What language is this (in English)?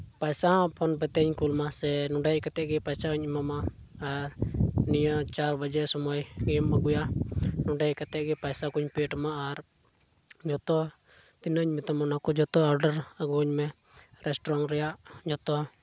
Santali